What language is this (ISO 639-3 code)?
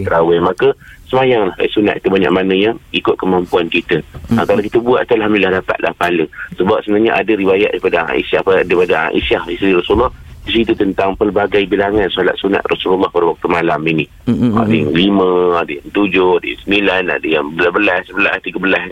msa